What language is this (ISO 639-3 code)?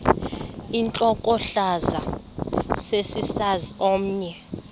xho